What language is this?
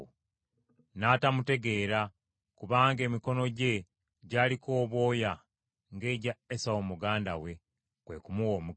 Ganda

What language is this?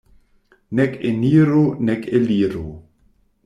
Esperanto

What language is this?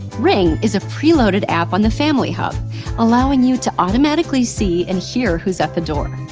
English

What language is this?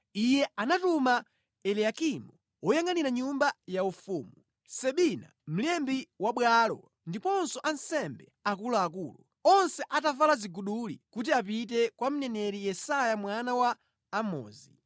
Nyanja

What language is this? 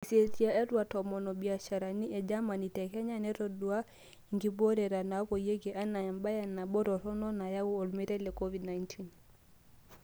Masai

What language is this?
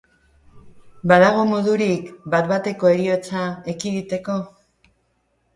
Basque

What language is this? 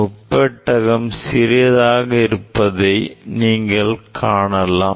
Tamil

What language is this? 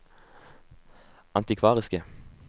Norwegian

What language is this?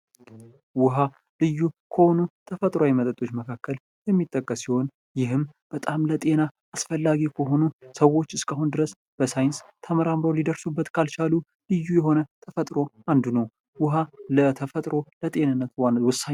Amharic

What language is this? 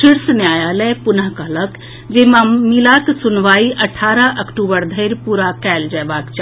Maithili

